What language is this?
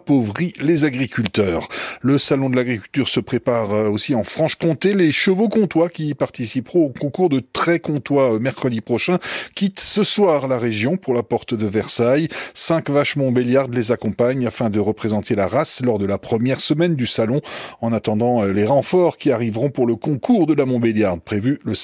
French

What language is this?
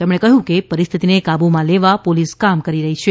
Gujarati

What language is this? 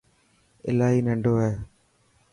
Dhatki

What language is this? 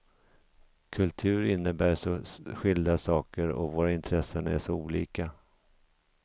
Swedish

